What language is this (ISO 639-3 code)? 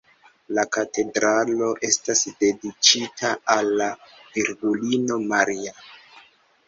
epo